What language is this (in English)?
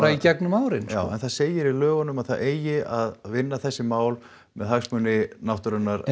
Icelandic